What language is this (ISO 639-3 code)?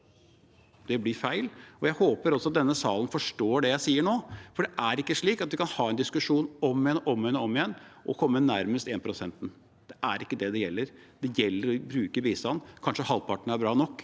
nor